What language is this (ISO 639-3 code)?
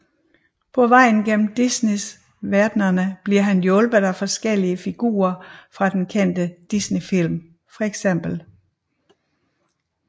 dan